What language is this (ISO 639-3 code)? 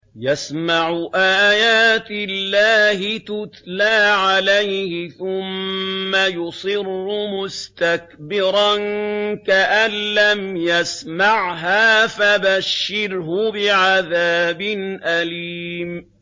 ara